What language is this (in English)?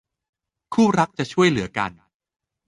Thai